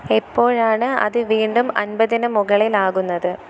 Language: Malayalam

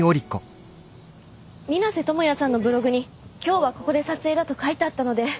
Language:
Japanese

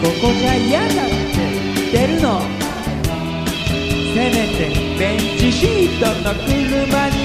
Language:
Japanese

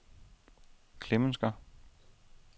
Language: Danish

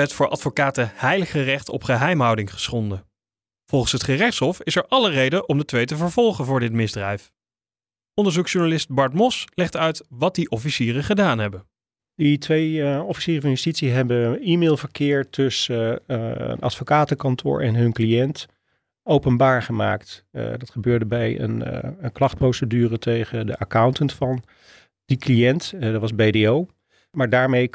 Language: Dutch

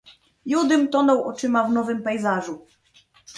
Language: Polish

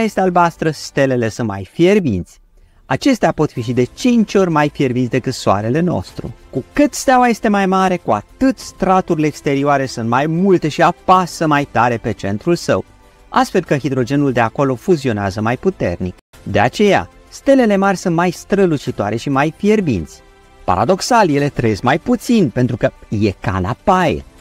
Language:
Romanian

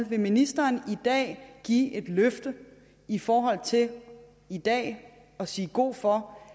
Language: Danish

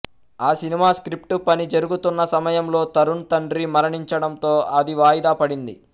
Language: Telugu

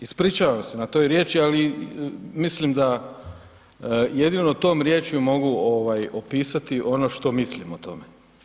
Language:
Croatian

